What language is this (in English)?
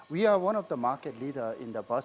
Indonesian